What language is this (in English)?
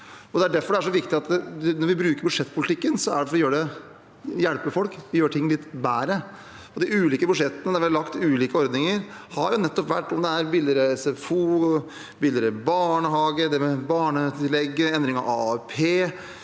Norwegian